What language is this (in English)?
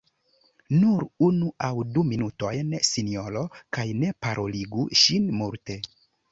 Esperanto